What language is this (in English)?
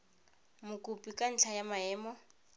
Tswana